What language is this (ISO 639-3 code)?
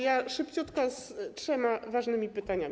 pol